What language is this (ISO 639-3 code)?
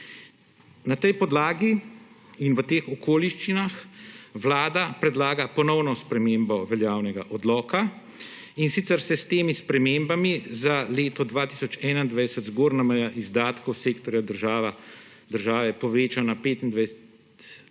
slv